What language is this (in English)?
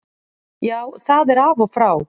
Icelandic